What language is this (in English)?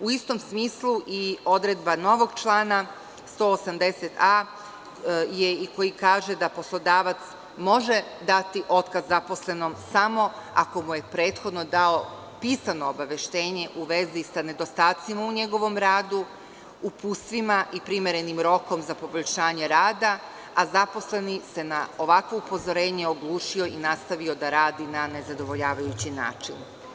Serbian